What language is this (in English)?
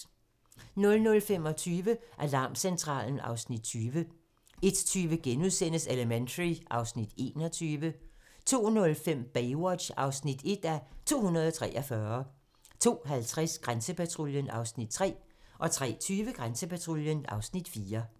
Danish